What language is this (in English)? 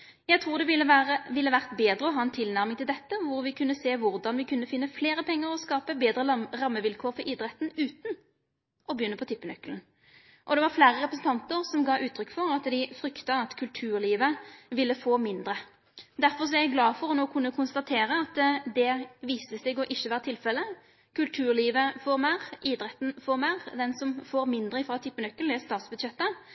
Norwegian Nynorsk